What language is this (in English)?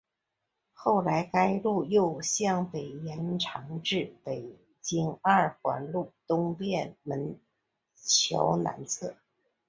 Chinese